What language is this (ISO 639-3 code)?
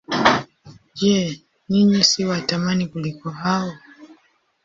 swa